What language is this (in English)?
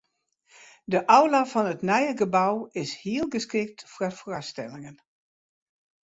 Western Frisian